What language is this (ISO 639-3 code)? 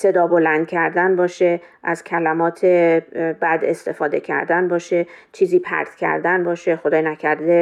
fas